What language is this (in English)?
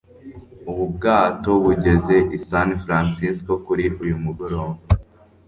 Kinyarwanda